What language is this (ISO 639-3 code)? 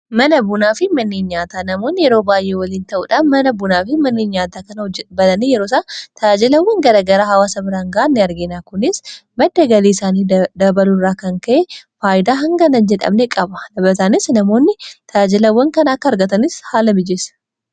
orm